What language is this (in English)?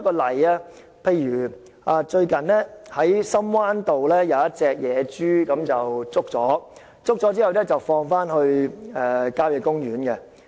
Cantonese